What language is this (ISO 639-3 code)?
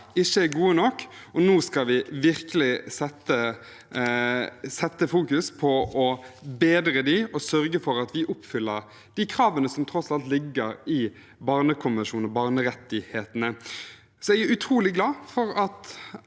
nor